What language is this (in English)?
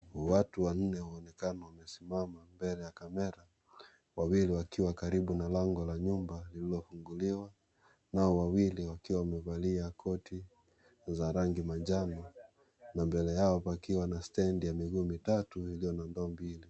Swahili